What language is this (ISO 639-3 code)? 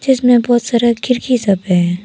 hin